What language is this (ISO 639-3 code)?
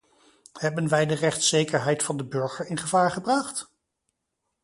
nld